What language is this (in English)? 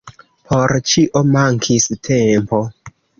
Esperanto